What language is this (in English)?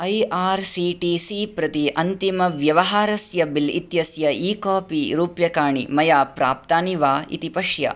Sanskrit